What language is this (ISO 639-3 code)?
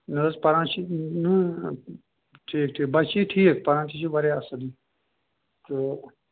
kas